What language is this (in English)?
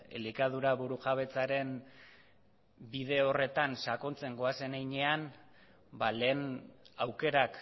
Basque